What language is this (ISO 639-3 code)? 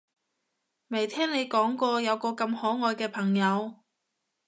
yue